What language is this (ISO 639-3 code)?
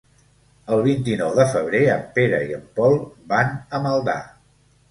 cat